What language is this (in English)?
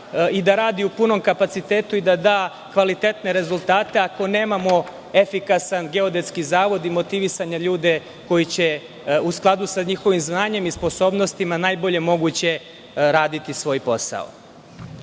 Serbian